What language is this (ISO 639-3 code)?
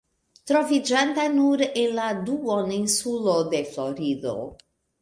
epo